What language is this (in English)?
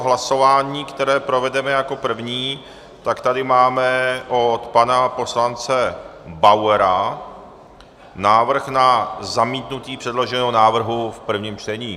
Czech